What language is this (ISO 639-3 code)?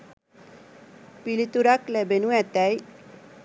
sin